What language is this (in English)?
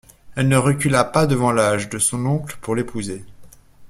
French